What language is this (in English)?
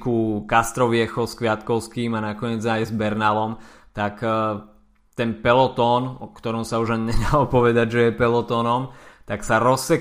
Slovak